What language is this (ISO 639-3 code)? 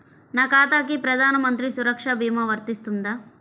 tel